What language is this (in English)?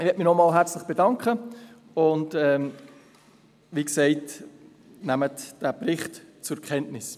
Swiss German